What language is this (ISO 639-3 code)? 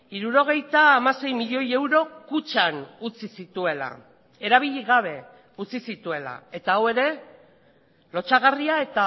eus